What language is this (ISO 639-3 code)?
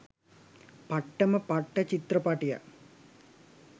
sin